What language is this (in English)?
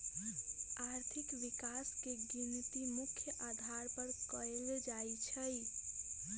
Magahi